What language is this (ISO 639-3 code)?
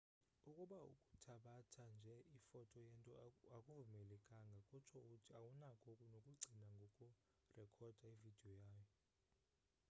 xho